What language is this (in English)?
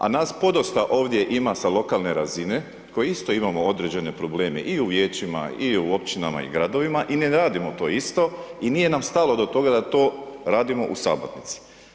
Croatian